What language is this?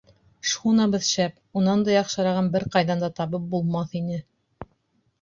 Bashkir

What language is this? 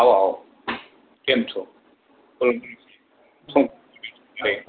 Gujarati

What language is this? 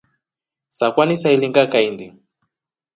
Rombo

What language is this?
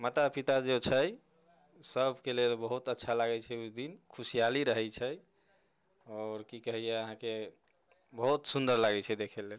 Maithili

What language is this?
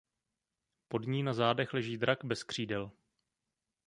Czech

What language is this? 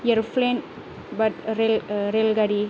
Bodo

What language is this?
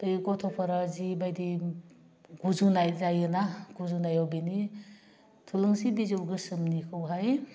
Bodo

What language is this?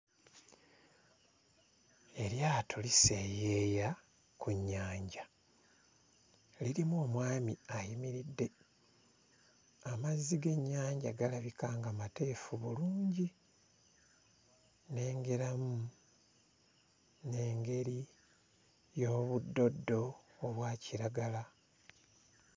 Ganda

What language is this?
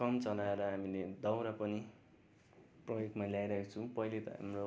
Nepali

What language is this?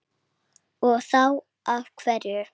Icelandic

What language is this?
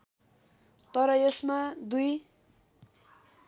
Nepali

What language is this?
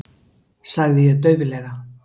Icelandic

